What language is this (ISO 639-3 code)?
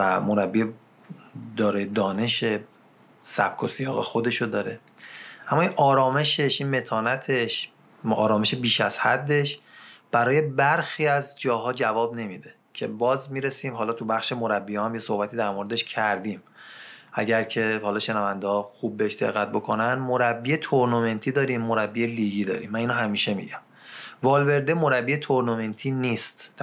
fas